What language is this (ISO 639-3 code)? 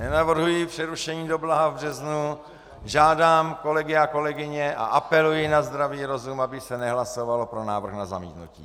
ces